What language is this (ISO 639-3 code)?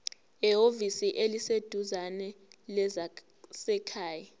zul